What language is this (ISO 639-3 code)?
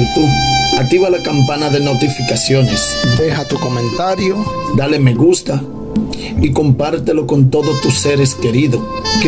spa